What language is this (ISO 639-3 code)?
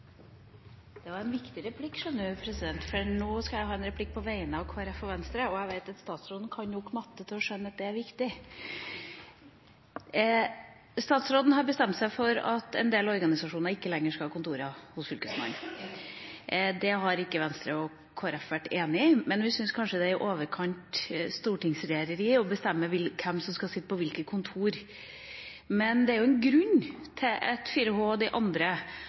nor